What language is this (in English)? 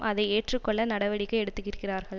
Tamil